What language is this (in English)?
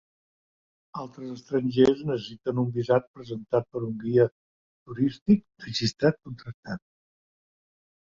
Catalan